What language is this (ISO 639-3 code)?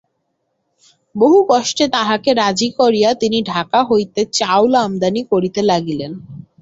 ben